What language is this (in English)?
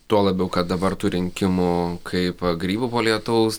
Lithuanian